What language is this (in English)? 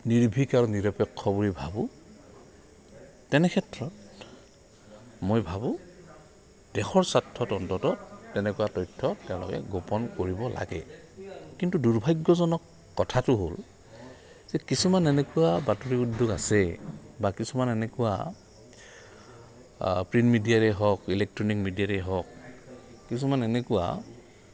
Assamese